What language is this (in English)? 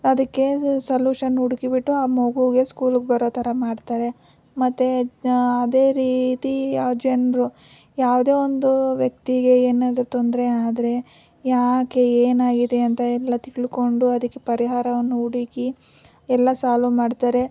Kannada